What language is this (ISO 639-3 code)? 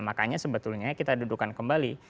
ind